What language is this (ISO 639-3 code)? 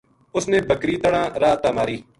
gju